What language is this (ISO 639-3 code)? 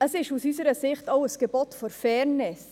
gsw